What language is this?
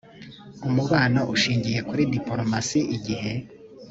Kinyarwanda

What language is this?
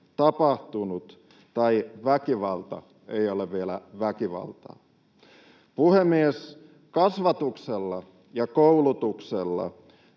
Finnish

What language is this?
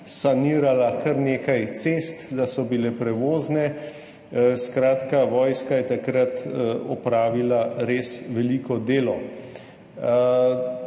Slovenian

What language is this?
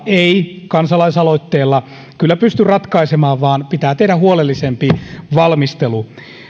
Finnish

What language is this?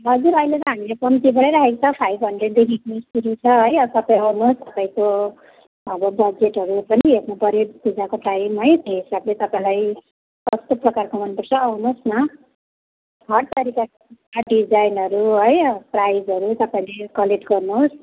Nepali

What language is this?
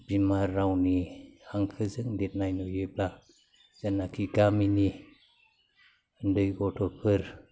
Bodo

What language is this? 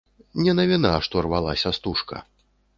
Belarusian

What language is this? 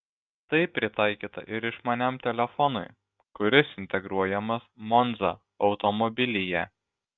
Lithuanian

